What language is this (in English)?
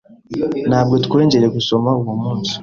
Kinyarwanda